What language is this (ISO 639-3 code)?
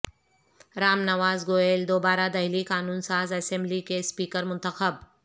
urd